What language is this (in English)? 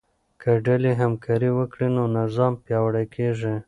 Pashto